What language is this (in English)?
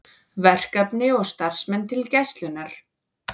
Icelandic